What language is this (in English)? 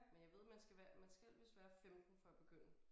Danish